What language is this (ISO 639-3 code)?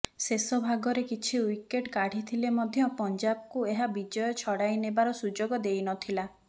ori